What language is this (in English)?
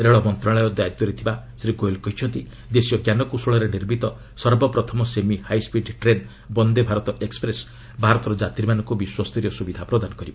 Odia